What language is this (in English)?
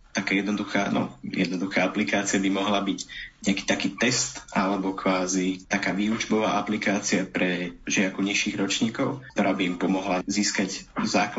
Slovak